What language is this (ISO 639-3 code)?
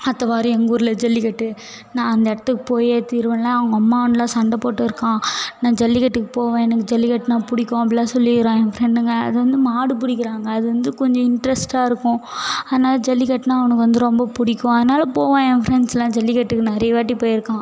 tam